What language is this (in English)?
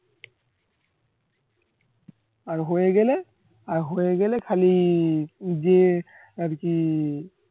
Bangla